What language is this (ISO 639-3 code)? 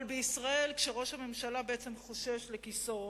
heb